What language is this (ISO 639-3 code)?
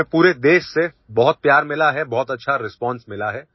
hin